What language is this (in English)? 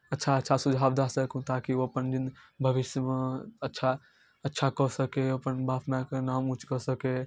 Maithili